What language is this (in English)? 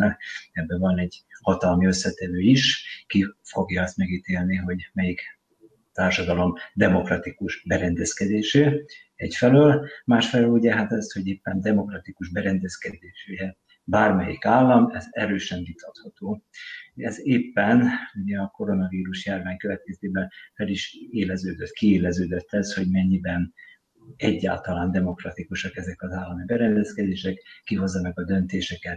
Hungarian